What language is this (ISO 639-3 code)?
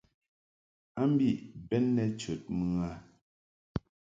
mhk